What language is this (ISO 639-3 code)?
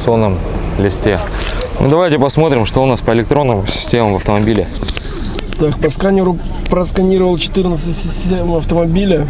rus